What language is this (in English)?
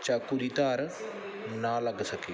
Punjabi